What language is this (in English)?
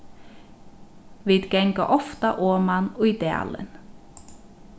Faroese